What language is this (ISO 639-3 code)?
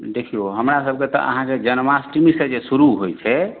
mai